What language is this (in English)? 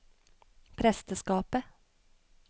Norwegian